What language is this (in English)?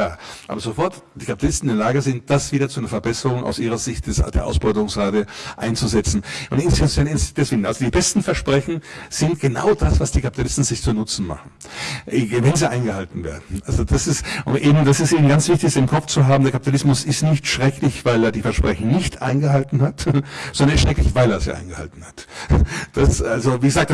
German